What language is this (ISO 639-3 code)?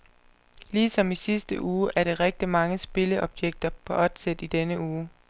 dan